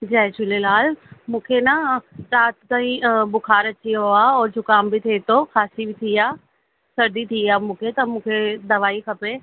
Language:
Sindhi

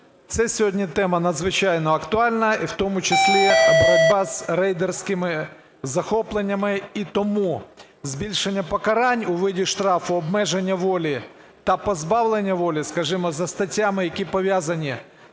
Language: Ukrainian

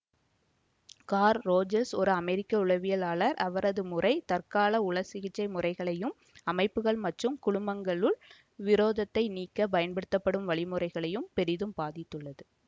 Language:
Tamil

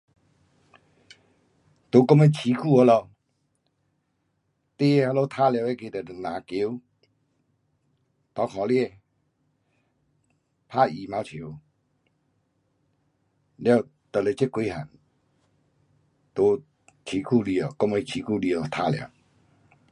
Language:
Pu-Xian Chinese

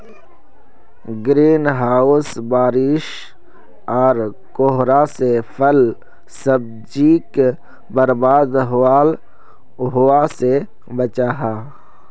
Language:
Magahi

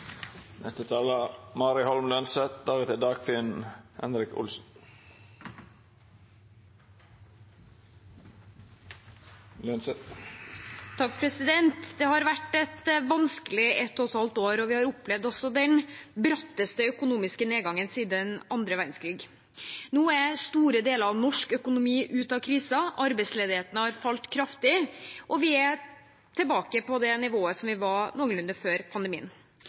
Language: Norwegian Bokmål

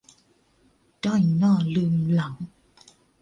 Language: Thai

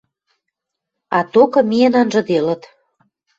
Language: Western Mari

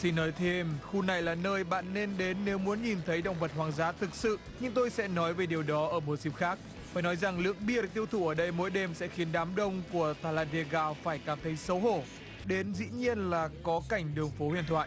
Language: Vietnamese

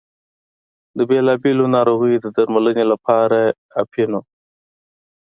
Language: Pashto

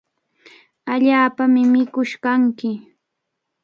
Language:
Cajatambo North Lima Quechua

